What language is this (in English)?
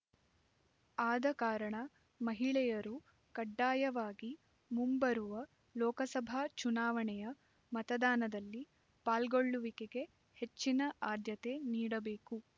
Kannada